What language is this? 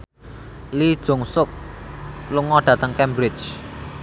Javanese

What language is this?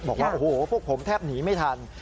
Thai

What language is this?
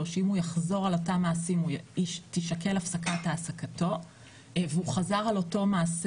Hebrew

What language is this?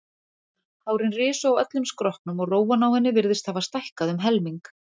Icelandic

